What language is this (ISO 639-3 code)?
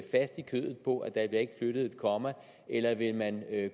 dan